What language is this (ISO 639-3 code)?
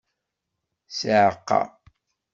kab